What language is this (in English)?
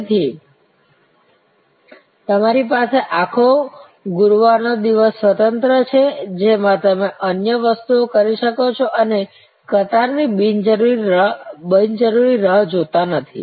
Gujarati